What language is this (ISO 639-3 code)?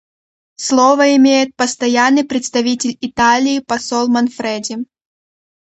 rus